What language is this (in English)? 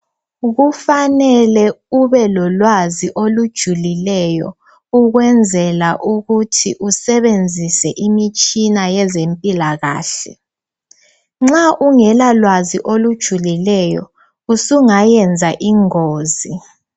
North Ndebele